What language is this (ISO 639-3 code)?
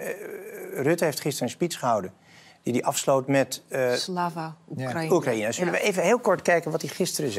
nld